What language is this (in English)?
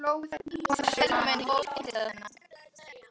Icelandic